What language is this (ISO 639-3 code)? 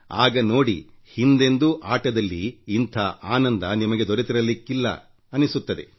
kan